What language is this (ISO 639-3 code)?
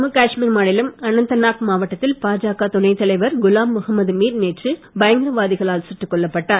tam